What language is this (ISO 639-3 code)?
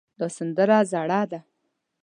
pus